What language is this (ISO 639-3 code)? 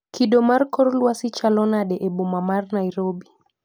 luo